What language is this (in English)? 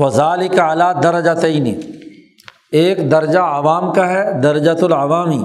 Urdu